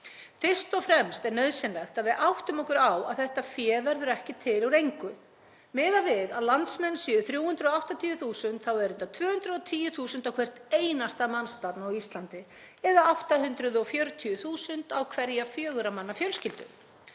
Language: Icelandic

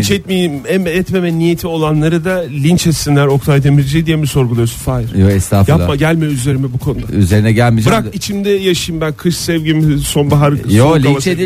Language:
Turkish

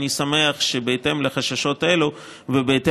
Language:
Hebrew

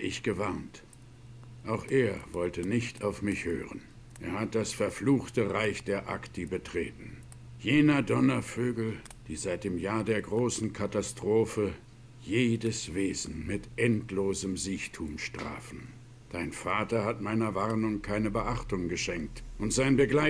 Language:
German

